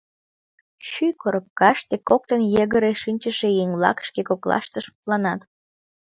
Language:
Mari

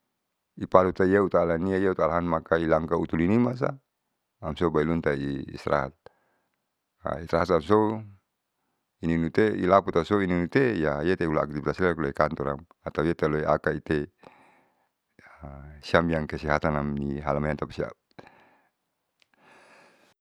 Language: Saleman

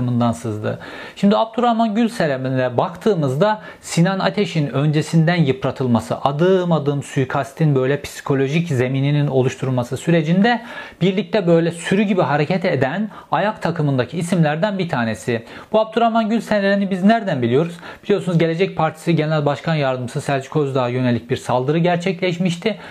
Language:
Turkish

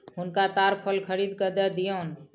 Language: Maithili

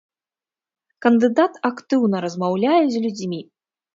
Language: Belarusian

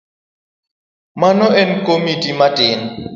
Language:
Luo (Kenya and Tanzania)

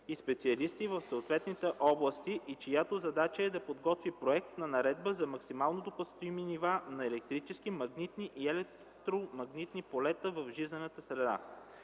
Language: Bulgarian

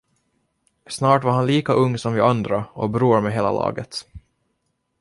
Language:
Swedish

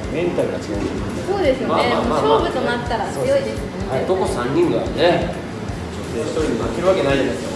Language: Japanese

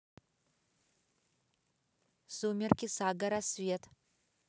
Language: Russian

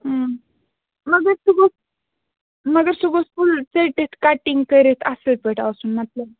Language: Kashmiri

